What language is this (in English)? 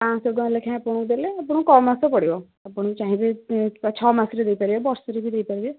Odia